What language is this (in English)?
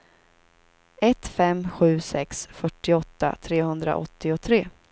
Swedish